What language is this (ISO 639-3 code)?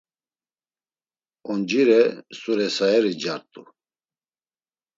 lzz